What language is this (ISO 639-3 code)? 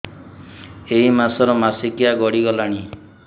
ori